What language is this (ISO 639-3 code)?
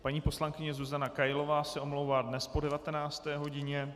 ces